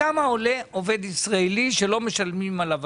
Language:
Hebrew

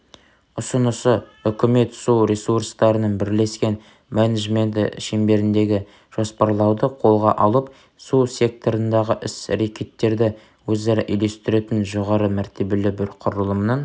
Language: Kazakh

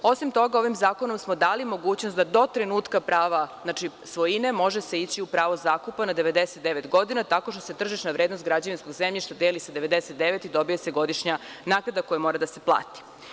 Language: Serbian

